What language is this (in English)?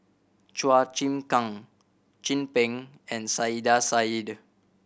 English